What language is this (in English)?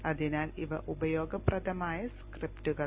Malayalam